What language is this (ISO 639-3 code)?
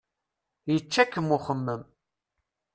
kab